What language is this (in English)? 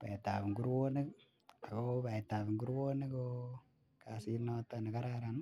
Kalenjin